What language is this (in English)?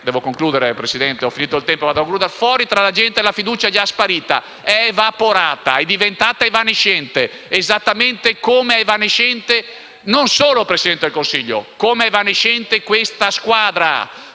Italian